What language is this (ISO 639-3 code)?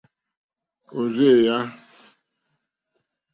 bri